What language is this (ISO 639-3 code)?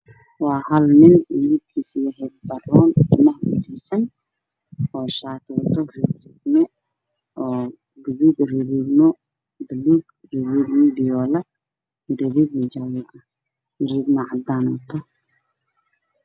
som